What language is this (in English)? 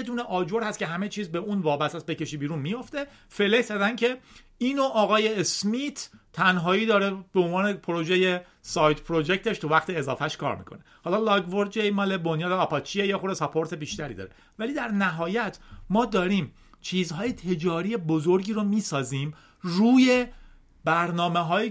Persian